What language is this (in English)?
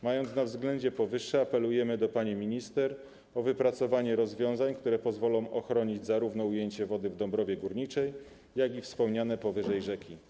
Polish